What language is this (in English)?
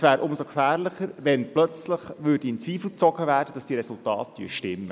Swiss German